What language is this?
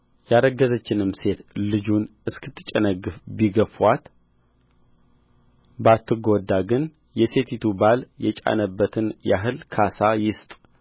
Amharic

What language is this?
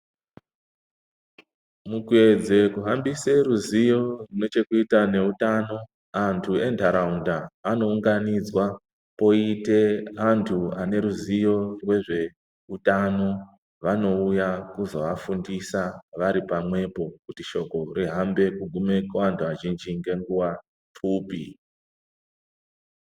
Ndau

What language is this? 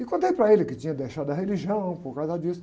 Portuguese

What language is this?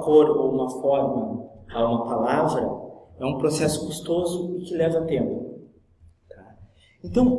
Portuguese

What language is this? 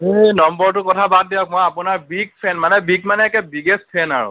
Assamese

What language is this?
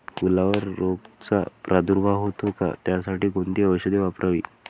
Marathi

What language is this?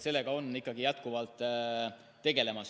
Estonian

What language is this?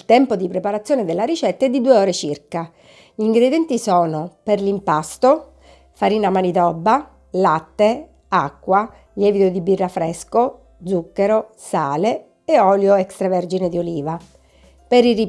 Italian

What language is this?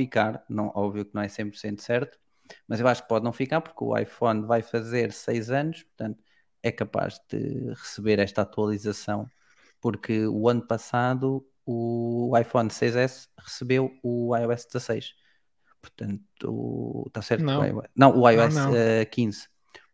Portuguese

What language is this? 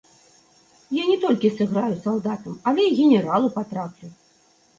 Belarusian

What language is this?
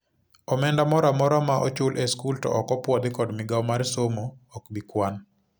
Luo (Kenya and Tanzania)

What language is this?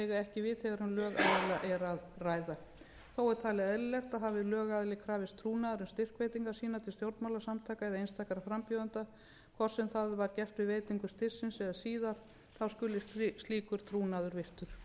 Icelandic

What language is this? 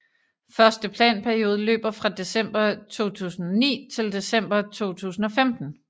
Danish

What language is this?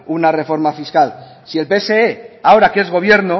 Spanish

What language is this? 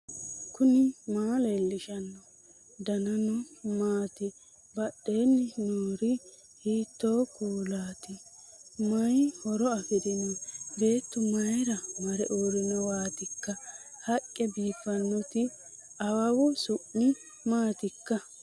Sidamo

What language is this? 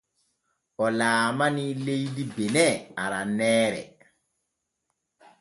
Borgu Fulfulde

